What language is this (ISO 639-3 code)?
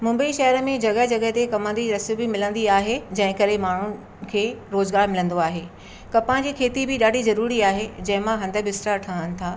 snd